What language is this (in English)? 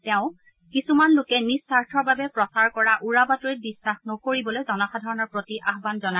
Assamese